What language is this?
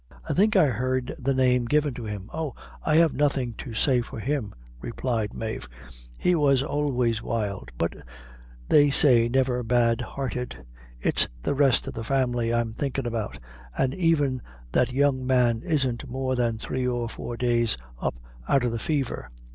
English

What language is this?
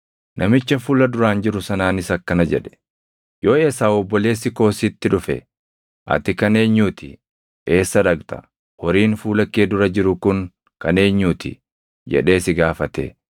Oromo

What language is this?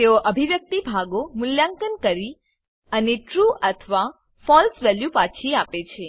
Gujarati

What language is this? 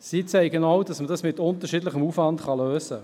Swiss German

